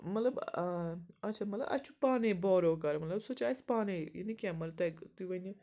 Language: Kashmiri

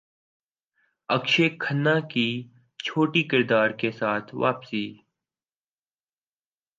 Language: Urdu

